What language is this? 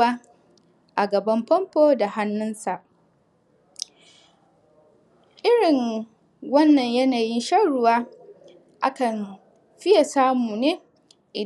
Hausa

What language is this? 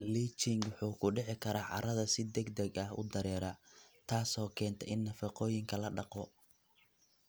Somali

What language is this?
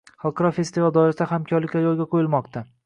Uzbek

